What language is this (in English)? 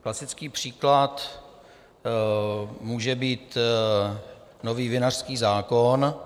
Czech